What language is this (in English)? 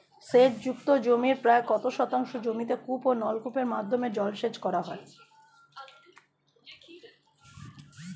Bangla